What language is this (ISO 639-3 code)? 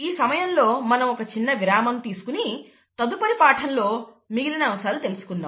tel